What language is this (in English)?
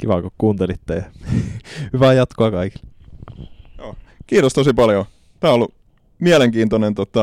Finnish